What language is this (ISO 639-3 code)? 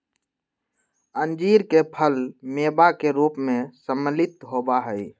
mag